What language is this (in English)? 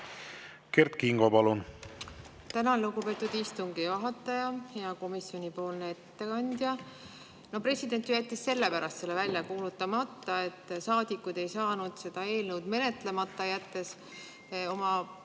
Estonian